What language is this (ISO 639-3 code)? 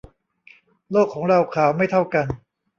tha